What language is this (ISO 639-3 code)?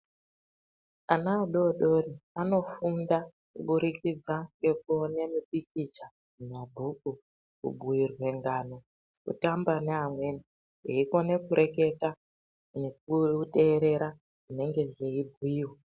ndc